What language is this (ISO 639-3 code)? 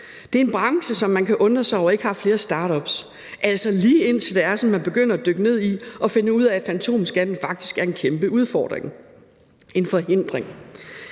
dan